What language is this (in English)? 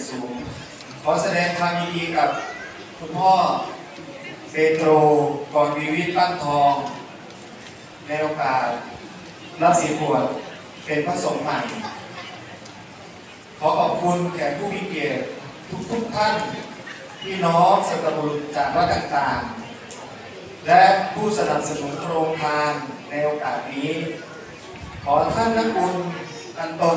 Thai